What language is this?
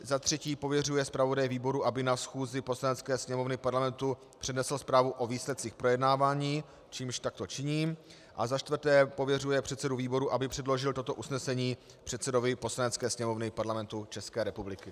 Czech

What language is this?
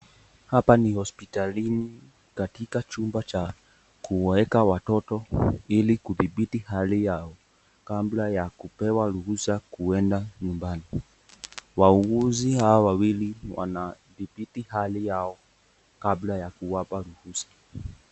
Swahili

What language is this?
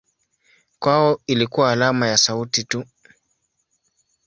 Swahili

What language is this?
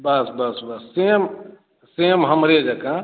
Maithili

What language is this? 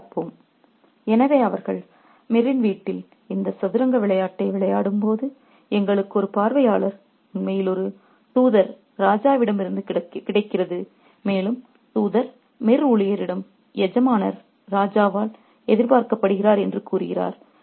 Tamil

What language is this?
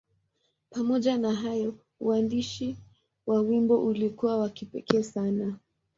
Swahili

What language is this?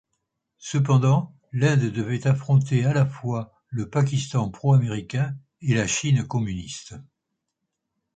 French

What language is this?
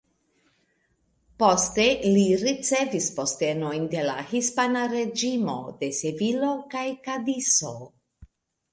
Esperanto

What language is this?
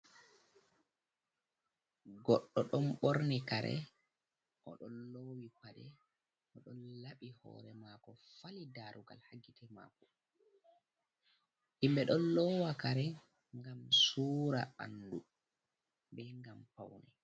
Fula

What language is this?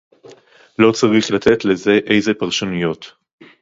Hebrew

